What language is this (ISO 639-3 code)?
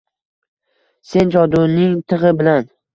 uzb